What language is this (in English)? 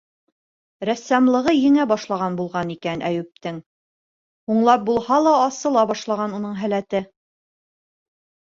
Bashkir